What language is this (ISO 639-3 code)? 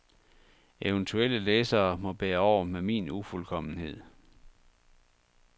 dan